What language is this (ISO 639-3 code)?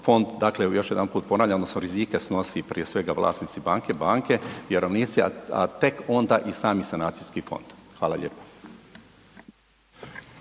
hrv